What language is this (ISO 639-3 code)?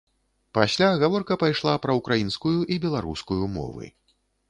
bel